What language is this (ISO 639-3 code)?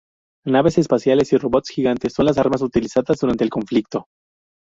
spa